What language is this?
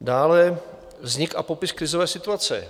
Czech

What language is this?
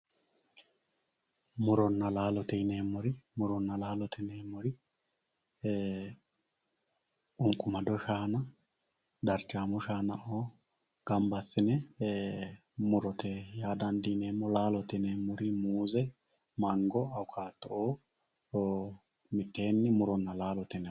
Sidamo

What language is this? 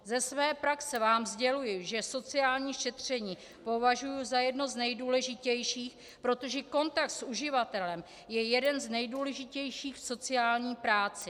Czech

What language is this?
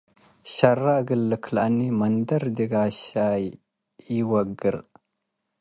Tigre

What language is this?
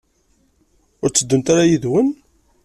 Kabyle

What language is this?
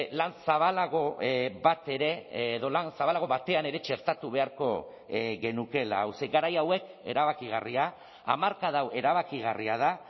Basque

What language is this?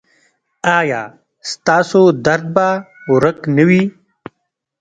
Pashto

